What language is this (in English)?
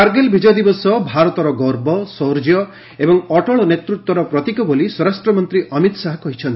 Odia